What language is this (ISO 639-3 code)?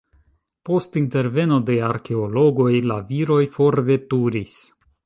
epo